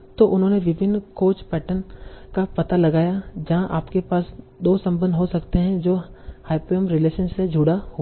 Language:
Hindi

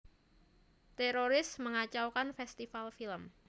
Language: Javanese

